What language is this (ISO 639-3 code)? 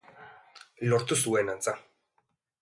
eus